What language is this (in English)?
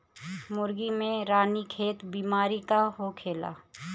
Bhojpuri